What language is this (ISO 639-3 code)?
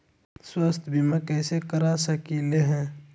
mag